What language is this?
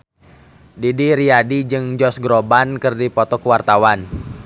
Sundanese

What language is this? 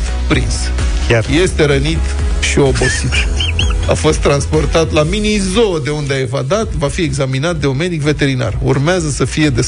Romanian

